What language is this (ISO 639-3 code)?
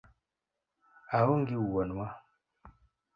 luo